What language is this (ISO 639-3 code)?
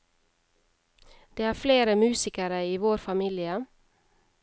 nor